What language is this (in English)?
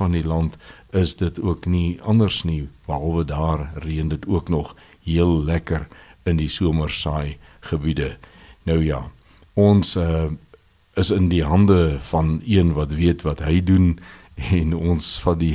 Swedish